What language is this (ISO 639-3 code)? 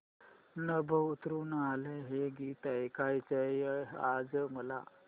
mar